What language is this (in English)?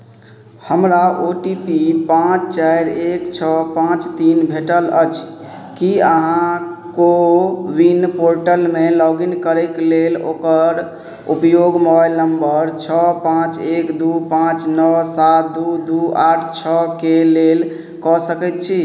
Maithili